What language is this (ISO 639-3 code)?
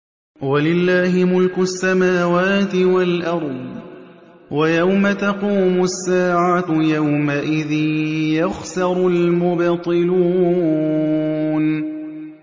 ara